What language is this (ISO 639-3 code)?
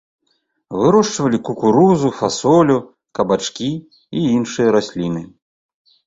bel